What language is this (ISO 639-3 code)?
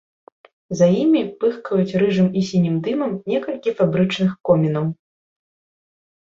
bel